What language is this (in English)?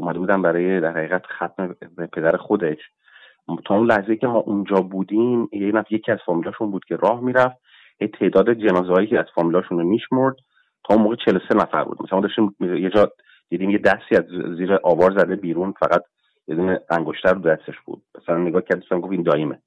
Persian